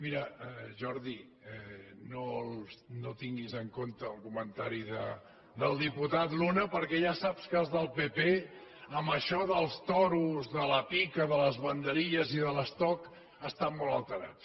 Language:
Catalan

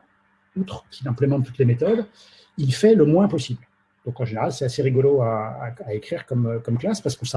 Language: French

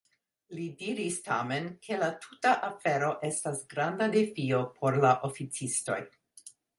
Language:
Esperanto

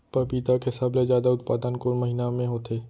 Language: Chhattisgarhi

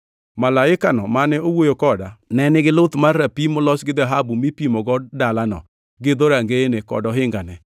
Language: Luo (Kenya and Tanzania)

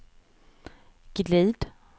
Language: Swedish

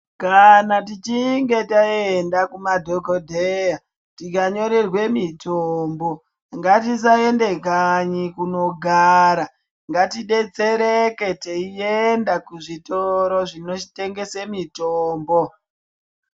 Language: Ndau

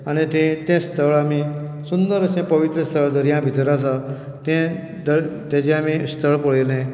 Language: Konkani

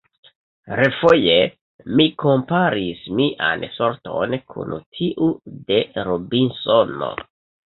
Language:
Esperanto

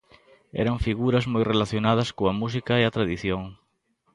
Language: Galician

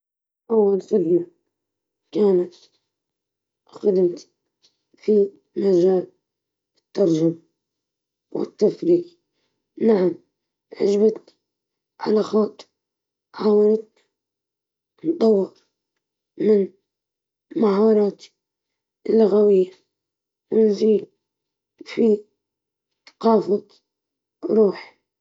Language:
Libyan Arabic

